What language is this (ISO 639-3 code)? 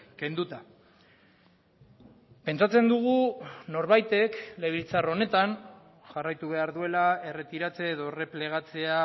eus